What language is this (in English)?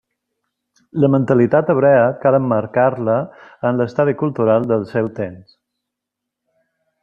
Catalan